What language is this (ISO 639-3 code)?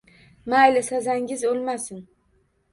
uzb